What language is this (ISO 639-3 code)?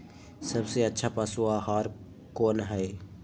mag